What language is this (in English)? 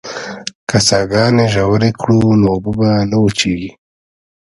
Pashto